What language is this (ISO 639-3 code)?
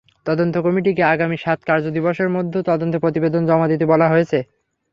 ben